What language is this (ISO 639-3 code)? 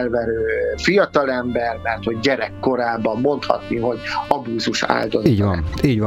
hun